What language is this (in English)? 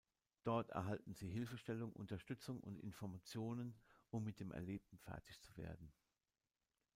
German